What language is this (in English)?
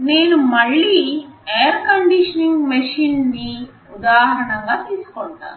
Telugu